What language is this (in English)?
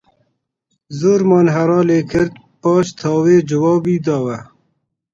Central Kurdish